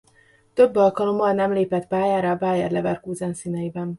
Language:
Hungarian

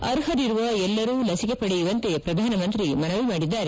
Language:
Kannada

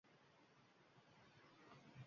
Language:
Uzbek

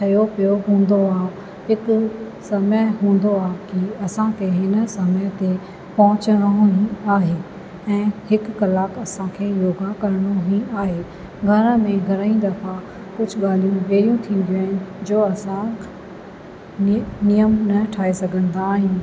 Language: Sindhi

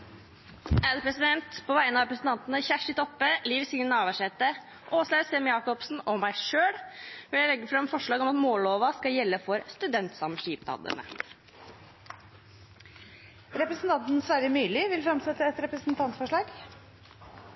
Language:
Norwegian Nynorsk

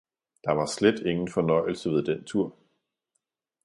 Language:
Danish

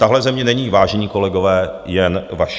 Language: Czech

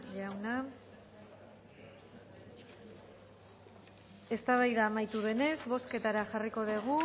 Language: Basque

